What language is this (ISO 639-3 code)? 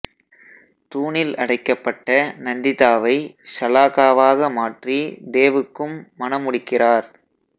tam